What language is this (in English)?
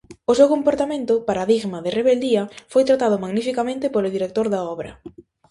Galician